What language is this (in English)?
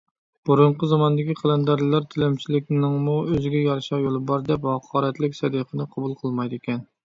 Uyghur